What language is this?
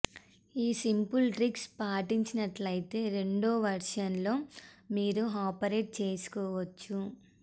Telugu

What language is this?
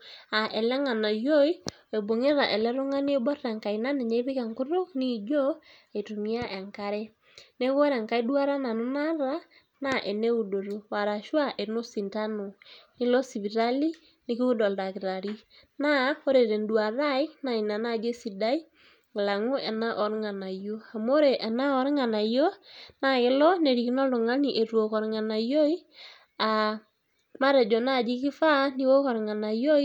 Masai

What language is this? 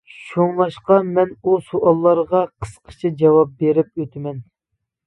Uyghur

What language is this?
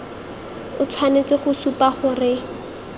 Tswana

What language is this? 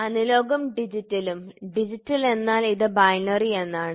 Malayalam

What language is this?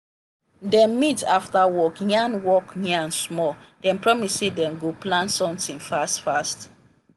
Nigerian Pidgin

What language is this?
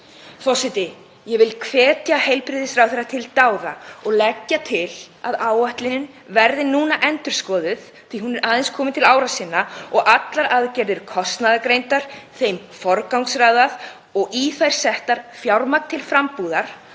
Icelandic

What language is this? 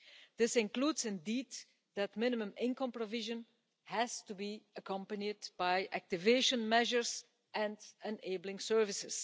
English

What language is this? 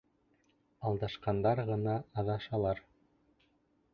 Bashkir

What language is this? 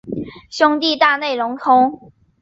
Chinese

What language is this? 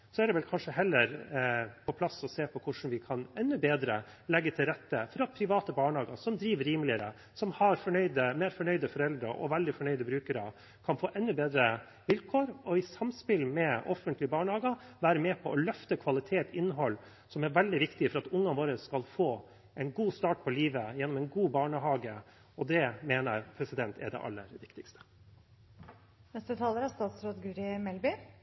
Norwegian Bokmål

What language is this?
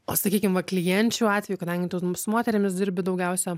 Lithuanian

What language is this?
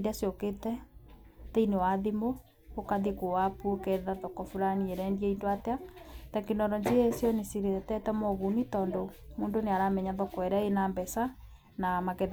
Kikuyu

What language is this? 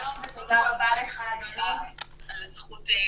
Hebrew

